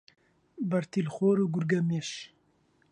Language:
Central Kurdish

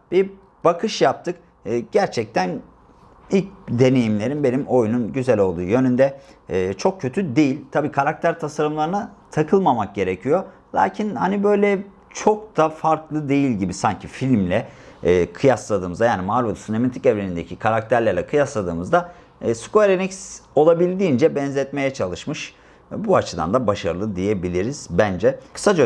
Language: Turkish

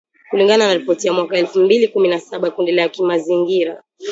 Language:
Swahili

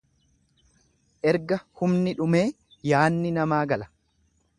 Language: Oromo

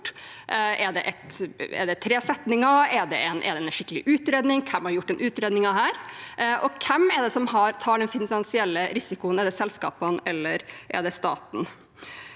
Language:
Norwegian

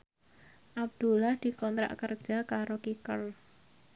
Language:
Javanese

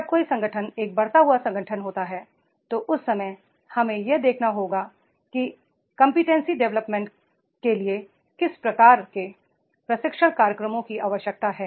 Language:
Hindi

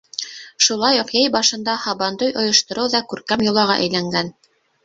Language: Bashkir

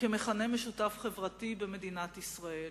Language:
Hebrew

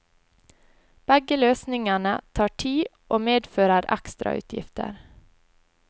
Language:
Norwegian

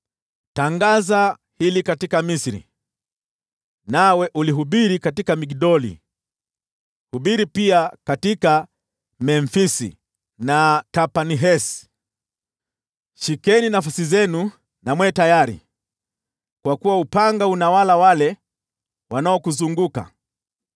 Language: Swahili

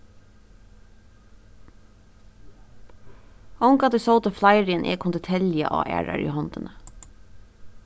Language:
Faroese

